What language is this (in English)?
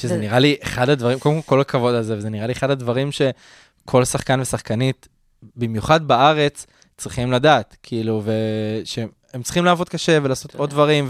Hebrew